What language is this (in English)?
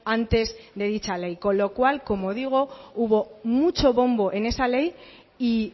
Spanish